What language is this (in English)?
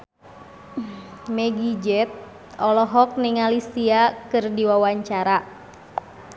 Sundanese